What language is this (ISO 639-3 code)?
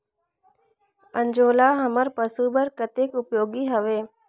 hne